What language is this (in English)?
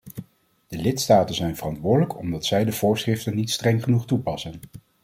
Dutch